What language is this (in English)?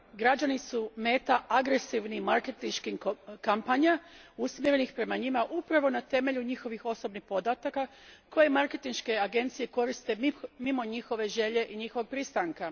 Croatian